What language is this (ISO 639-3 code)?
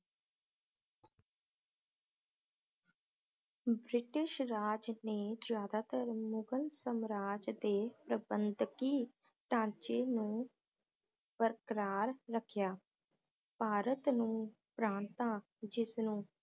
pan